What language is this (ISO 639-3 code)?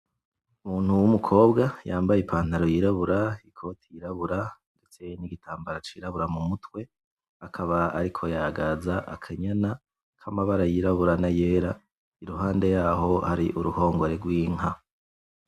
run